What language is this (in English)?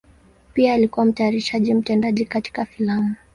Swahili